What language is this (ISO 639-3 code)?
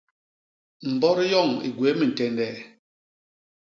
bas